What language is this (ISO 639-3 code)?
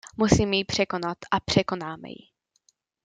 ces